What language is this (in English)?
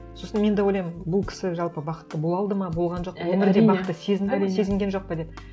Kazakh